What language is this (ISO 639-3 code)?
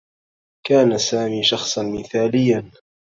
ara